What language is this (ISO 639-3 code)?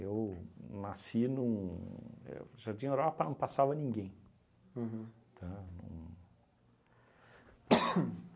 por